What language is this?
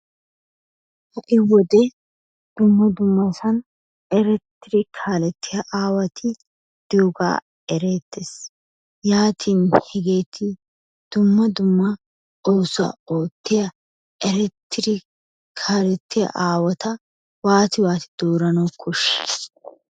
Wolaytta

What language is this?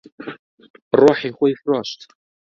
Central Kurdish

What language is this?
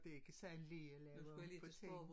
Danish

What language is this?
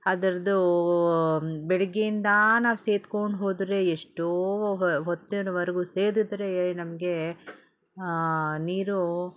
Kannada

